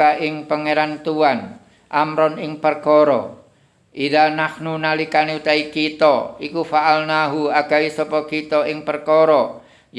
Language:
Indonesian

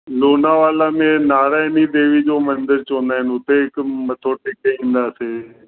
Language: Sindhi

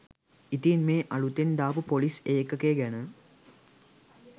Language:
Sinhala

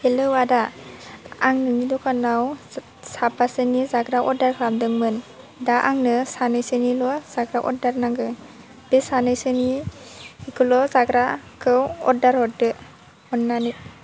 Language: Bodo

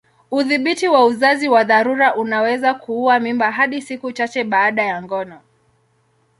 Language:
Swahili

